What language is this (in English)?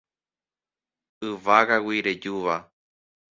Guarani